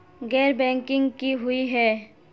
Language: Magahi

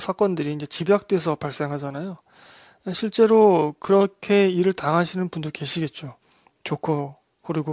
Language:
Korean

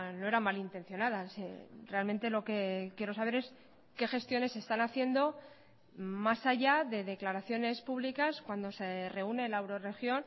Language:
Spanish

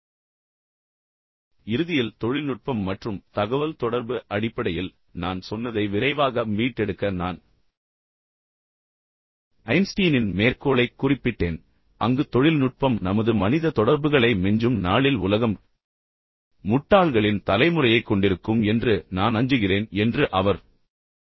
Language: Tamil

